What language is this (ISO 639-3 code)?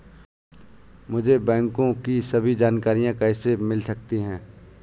hin